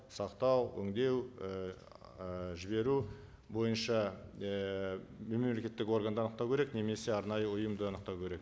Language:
Kazakh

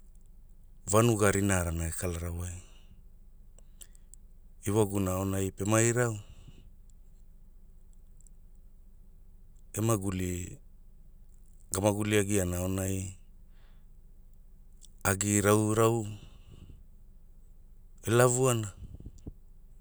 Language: Hula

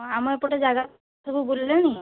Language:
Odia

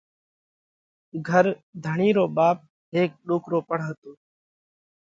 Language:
Parkari Koli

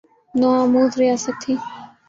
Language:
Urdu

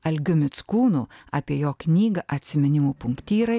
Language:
Lithuanian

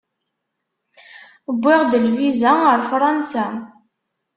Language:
Kabyle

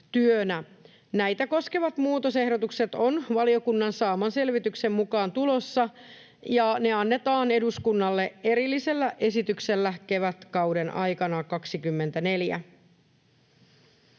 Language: Finnish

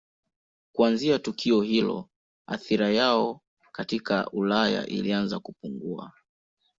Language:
Swahili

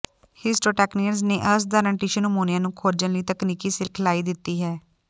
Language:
Punjabi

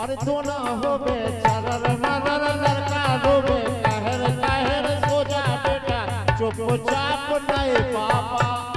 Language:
Hindi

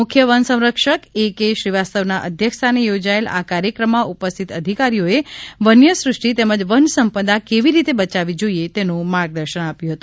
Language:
Gujarati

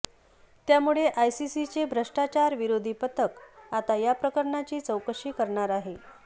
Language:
Marathi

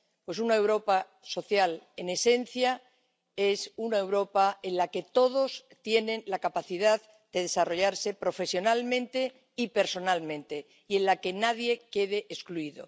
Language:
Spanish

